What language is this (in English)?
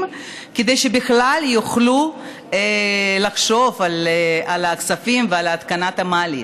Hebrew